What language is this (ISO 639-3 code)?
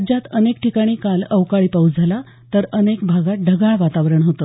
mar